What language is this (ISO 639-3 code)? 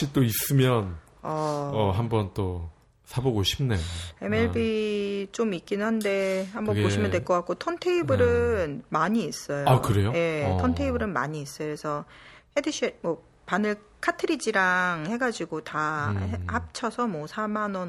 kor